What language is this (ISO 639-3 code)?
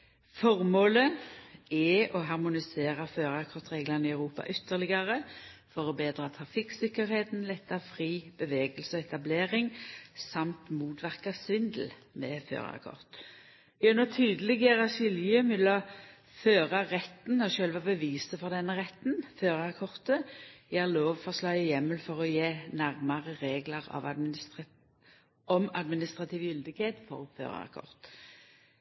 nno